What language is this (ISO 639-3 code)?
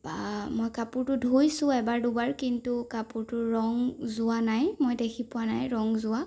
asm